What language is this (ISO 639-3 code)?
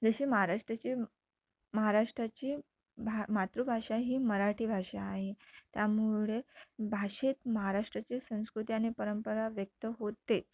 mar